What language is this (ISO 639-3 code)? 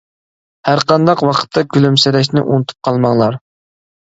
uig